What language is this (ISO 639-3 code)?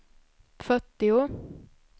swe